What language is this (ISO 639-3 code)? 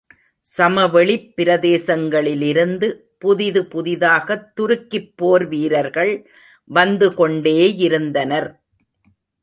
tam